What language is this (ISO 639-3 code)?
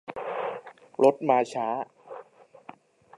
tha